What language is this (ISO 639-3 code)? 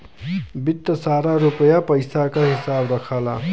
bho